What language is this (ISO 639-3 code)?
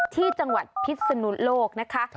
tha